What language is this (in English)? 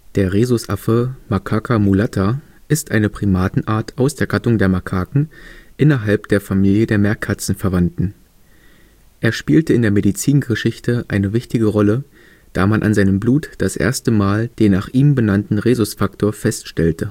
German